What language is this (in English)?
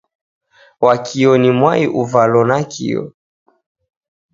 Taita